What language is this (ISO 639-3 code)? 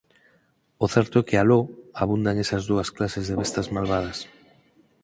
glg